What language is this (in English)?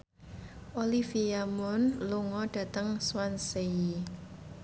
Javanese